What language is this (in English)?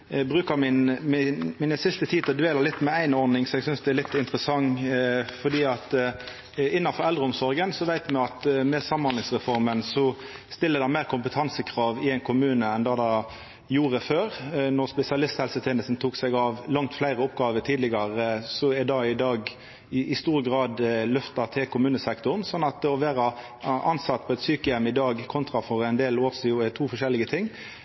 Norwegian Nynorsk